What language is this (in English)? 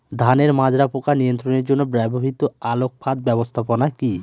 Bangla